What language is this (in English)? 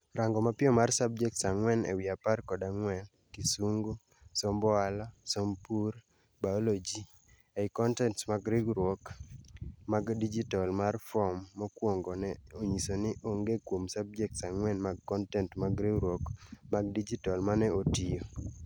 Luo (Kenya and Tanzania)